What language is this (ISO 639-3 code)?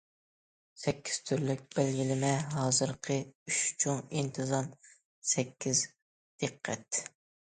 uig